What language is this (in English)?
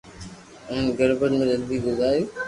Loarki